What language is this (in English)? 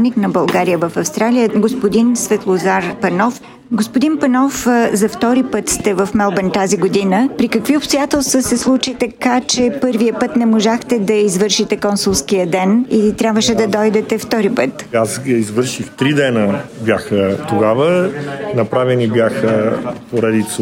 Bulgarian